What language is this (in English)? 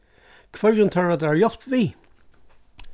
Faroese